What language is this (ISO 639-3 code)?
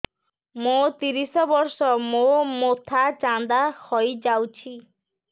ori